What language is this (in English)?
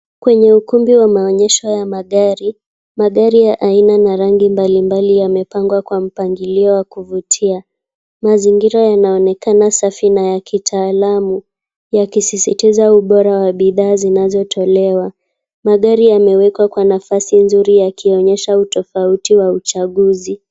Swahili